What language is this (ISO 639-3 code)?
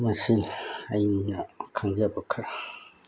mni